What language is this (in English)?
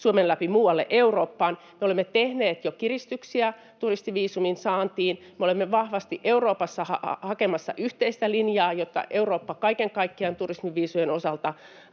Finnish